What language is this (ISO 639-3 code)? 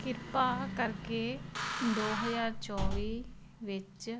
pan